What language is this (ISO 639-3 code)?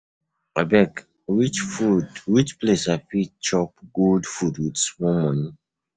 pcm